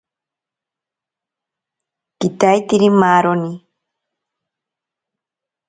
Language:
Ashéninka Perené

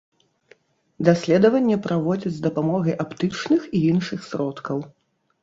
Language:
Belarusian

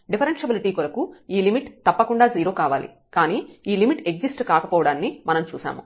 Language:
Telugu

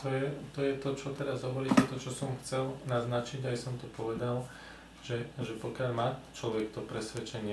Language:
Czech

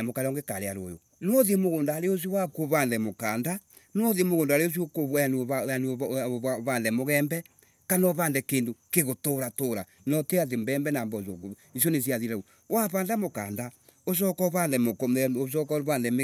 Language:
Embu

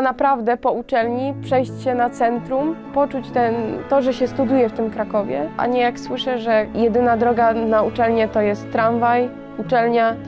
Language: Polish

